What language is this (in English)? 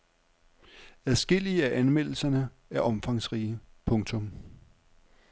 Danish